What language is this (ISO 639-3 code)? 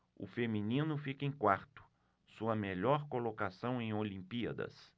por